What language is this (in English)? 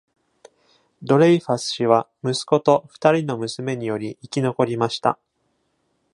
Japanese